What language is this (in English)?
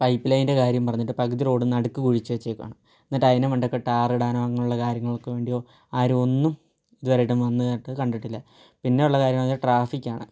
Malayalam